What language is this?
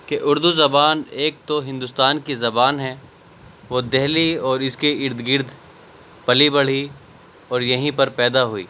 Urdu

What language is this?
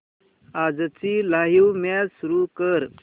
Marathi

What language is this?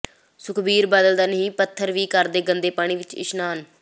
Punjabi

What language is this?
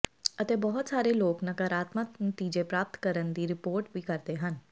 Punjabi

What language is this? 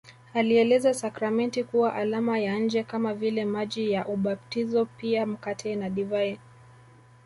Swahili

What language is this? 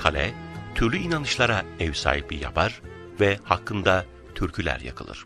Turkish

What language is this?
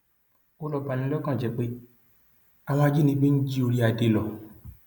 Yoruba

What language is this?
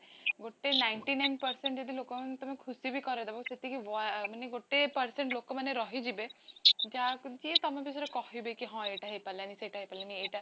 Odia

